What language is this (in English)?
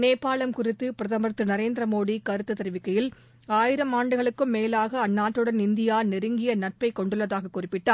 Tamil